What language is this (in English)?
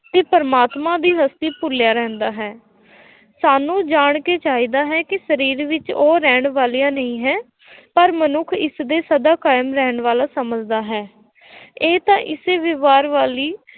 Punjabi